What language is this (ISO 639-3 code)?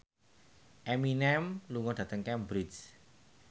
jav